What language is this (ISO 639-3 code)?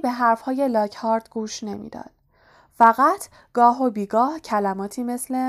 fas